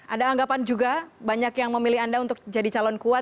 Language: Indonesian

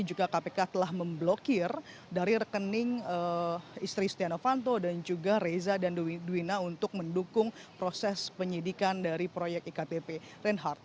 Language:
Indonesian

